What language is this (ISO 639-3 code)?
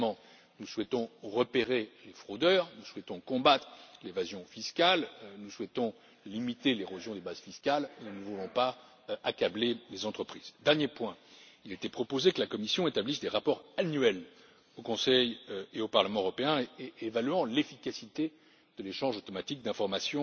fra